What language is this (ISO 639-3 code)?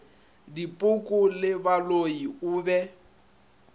nso